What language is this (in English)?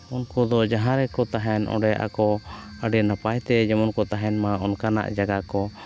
Santali